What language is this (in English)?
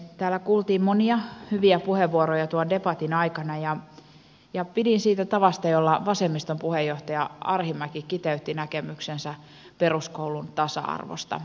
Finnish